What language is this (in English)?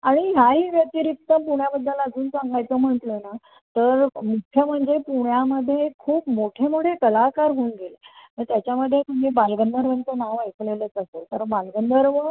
Marathi